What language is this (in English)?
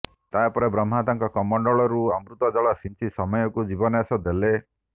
Odia